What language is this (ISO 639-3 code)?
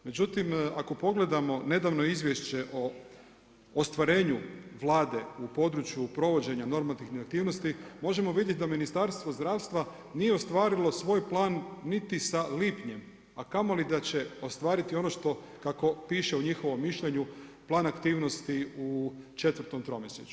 hrv